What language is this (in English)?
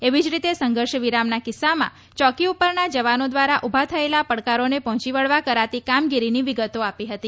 Gujarati